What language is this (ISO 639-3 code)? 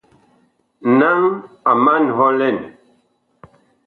bkh